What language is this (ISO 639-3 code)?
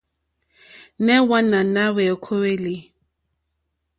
bri